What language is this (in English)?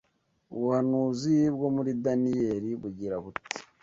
Kinyarwanda